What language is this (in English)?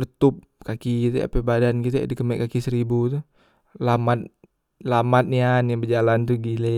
Musi